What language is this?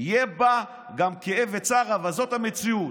Hebrew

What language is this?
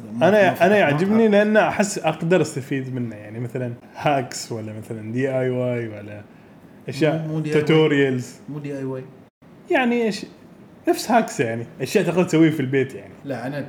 Arabic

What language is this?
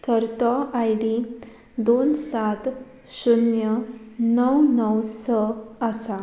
Konkani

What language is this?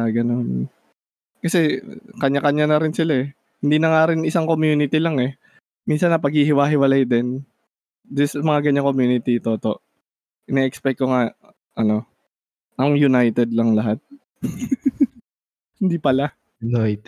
Filipino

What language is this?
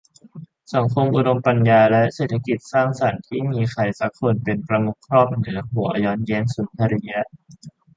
Thai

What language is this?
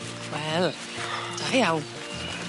Welsh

